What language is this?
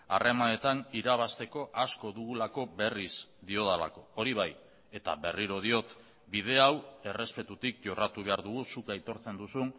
Basque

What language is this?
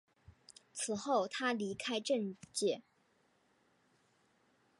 Chinese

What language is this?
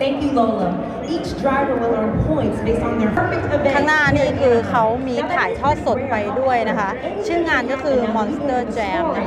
Thai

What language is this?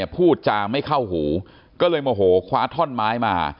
Thai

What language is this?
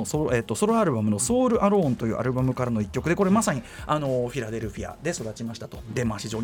Japanese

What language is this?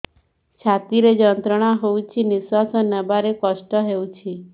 Odia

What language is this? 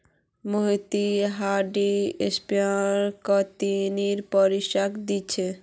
Magahi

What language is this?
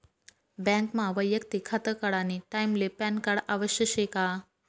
Marathi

